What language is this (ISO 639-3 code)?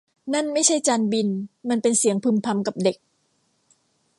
tha